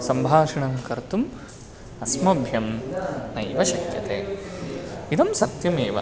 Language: Sanskrit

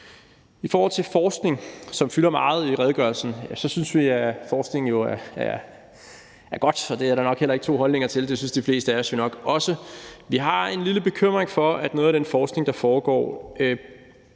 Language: Danish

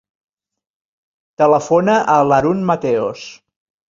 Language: Catalan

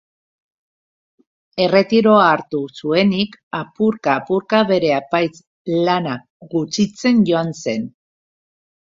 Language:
Basque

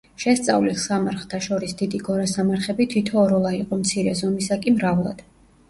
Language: Georgian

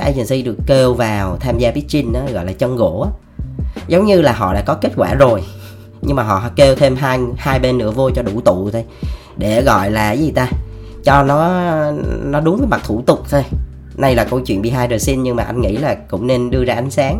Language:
Vietnamese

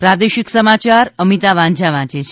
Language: Gujarati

